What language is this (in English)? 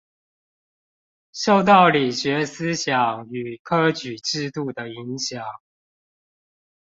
Chinese